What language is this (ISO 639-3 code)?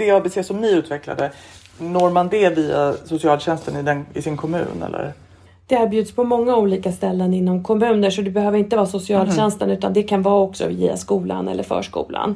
swe